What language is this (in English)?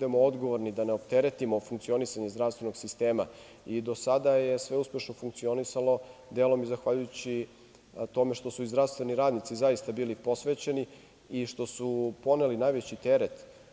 Serbian